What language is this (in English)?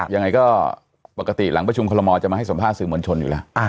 Thai